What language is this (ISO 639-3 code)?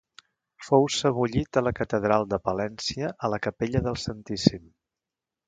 cat